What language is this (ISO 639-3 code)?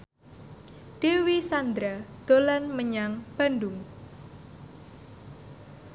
jav